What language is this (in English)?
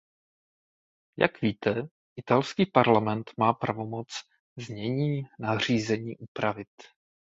Czech